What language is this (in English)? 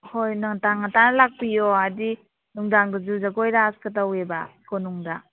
Manipuri